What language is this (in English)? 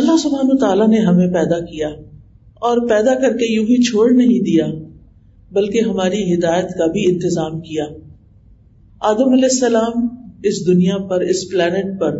Urdu